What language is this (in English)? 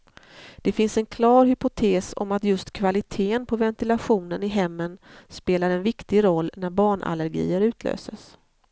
Swedish